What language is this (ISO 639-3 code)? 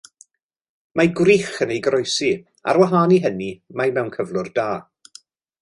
cym